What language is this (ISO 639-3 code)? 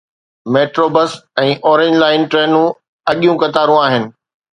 snd